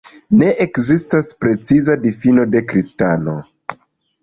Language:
Esperanto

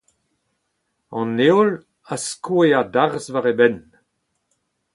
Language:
Breton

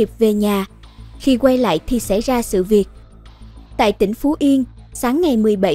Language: Vietnamese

